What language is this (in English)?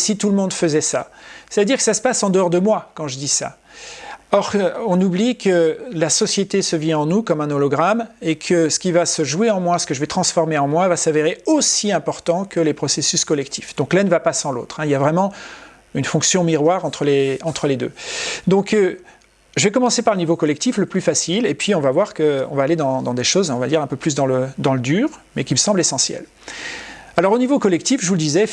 French